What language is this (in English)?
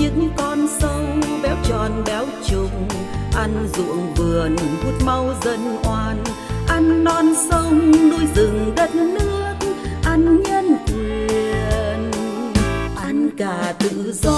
Vietnamese